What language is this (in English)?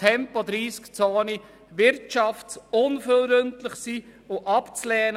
Swiss German